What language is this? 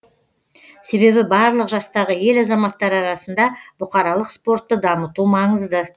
Kazakh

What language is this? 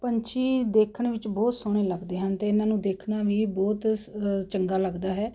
Punjabi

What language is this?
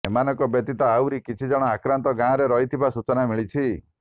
Odia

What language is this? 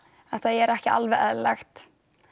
Icelandic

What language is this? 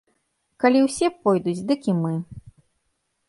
Belarusian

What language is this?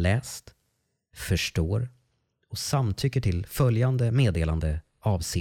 Swedish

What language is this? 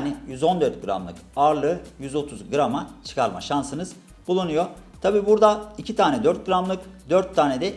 Turkish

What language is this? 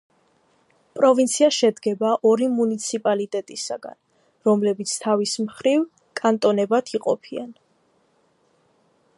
Georgian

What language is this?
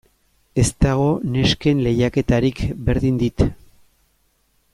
Basque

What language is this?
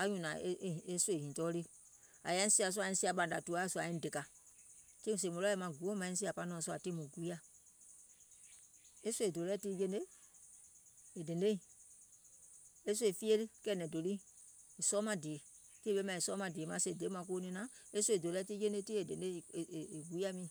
Gola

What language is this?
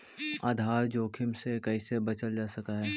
Magahi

